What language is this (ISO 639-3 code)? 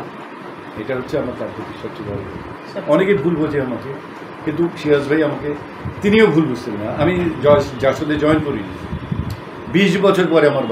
hin